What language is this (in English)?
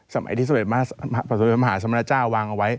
Thai